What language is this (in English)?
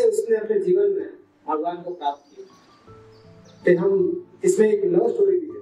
Hindi